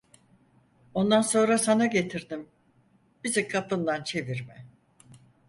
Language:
Turkish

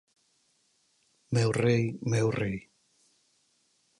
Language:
Galician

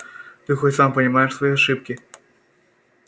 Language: Russian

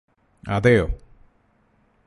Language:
Malayalam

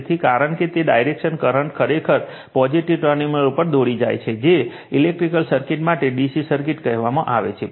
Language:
Gujarati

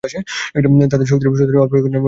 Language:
Bangla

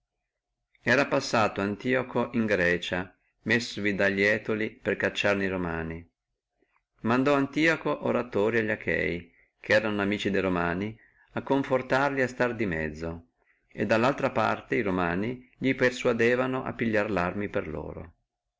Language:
Italian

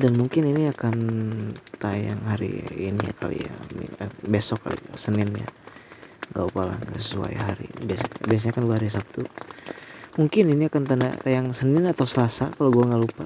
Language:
Indonesian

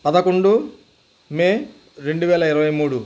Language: Telugu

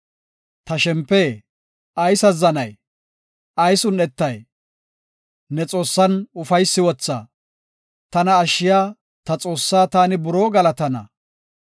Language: Gofa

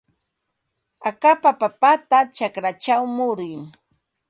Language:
Ambo-Pasco Quechua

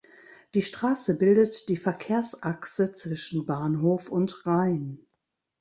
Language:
German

